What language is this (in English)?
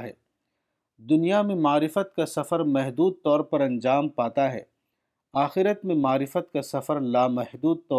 Urdu